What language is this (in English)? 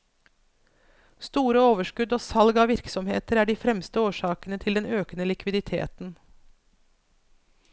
Norwegian